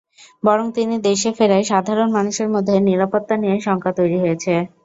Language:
Bangla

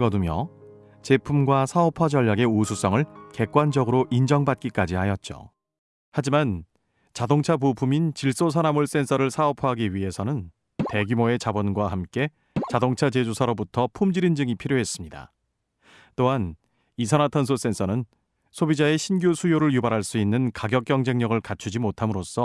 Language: Korean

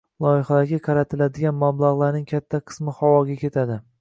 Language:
Uzbek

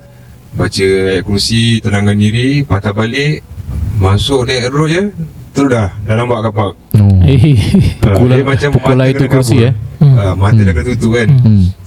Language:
Malay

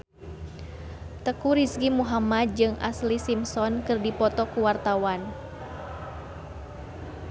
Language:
Sundanese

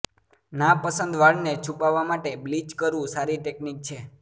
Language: Gujarati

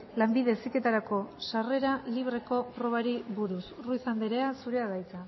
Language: Basque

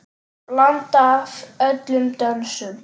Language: Icelandic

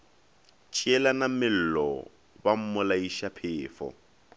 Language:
Northern Sotho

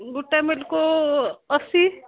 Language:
Odia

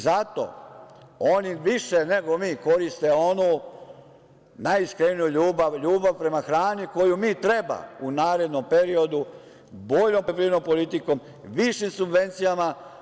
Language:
Serbian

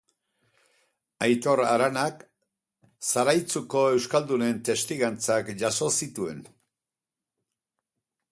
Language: Basque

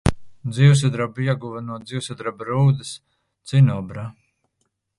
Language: Latvian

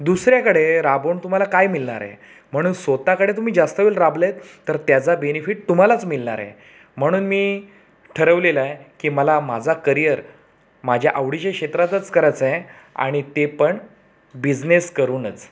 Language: Marathi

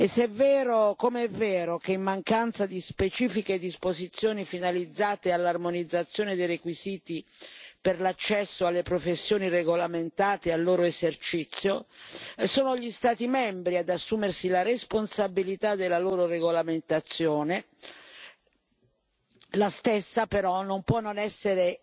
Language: Italian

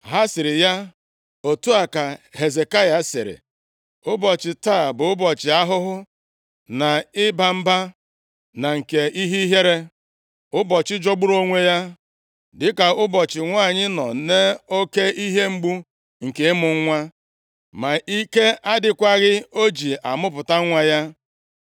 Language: Igbo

